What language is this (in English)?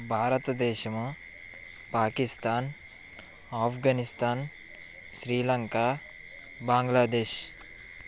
Telugu